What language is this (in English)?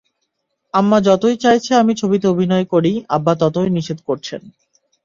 Bangla